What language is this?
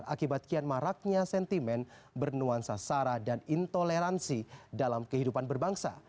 Indonesian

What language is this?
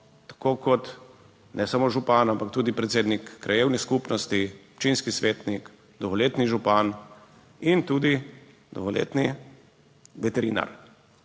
Slovenian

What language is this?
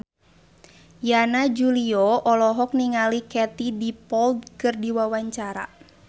Sundanese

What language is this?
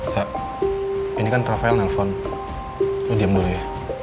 Indonesian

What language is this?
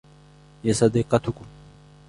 Arabic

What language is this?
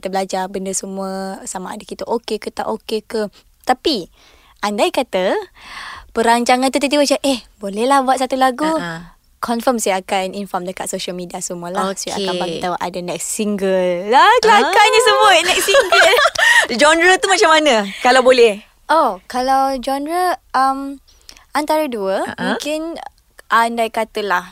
Malay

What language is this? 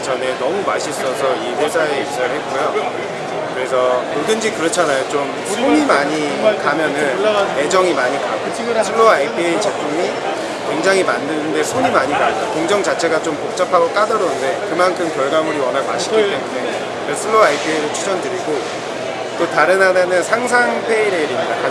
Korean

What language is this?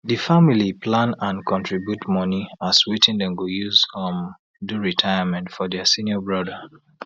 Nigerian Pidgin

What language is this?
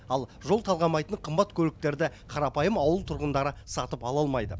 Kazakh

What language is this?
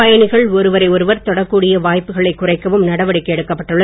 Tamil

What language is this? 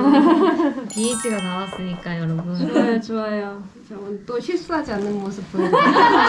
Korean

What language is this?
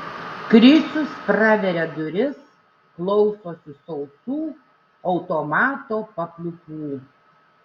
Lithuanian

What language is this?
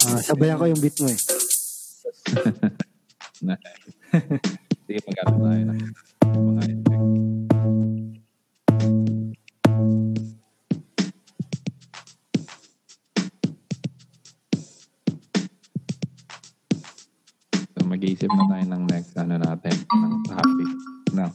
Filipino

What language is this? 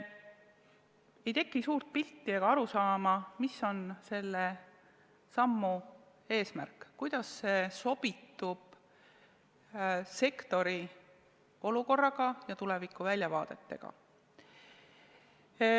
Estonian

